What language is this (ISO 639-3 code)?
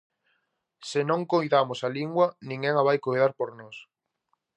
glg